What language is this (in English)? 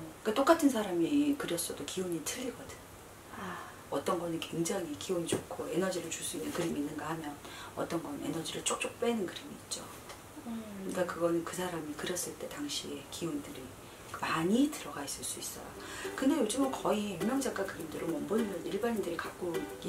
Korean